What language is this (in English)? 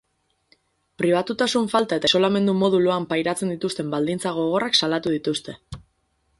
Basque